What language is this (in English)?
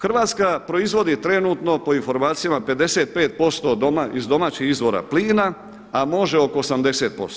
Croatian